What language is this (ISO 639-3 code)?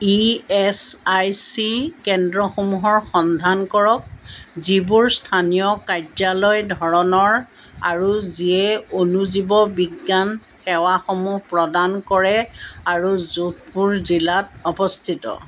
asm